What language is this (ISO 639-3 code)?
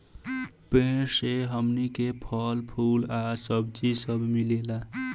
bho